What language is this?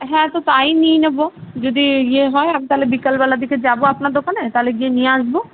Bangla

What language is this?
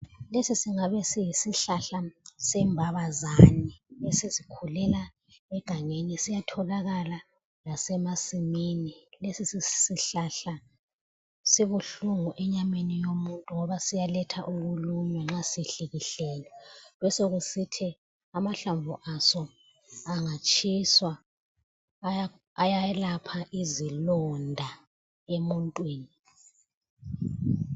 North Ndebele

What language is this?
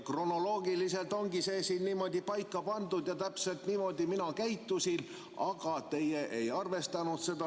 Estonian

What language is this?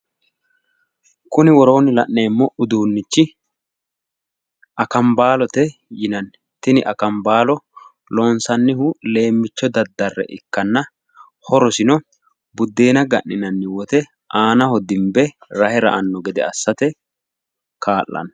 Sidamo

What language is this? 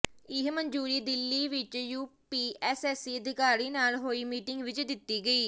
Punjabi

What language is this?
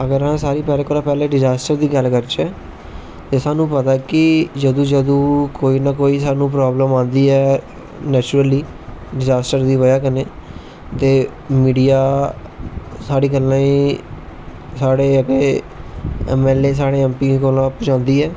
Dogri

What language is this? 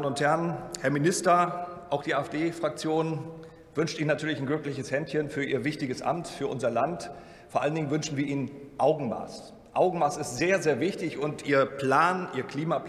German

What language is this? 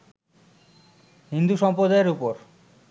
Bangla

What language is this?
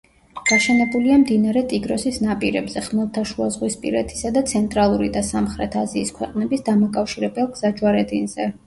Georgian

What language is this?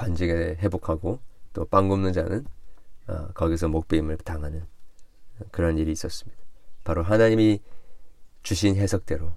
Korean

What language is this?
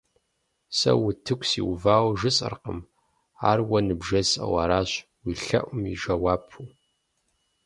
Kabardian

